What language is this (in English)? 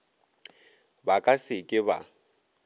Northern Sotho